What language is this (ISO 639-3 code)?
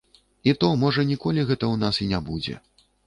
bel